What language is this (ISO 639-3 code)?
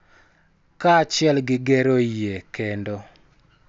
luo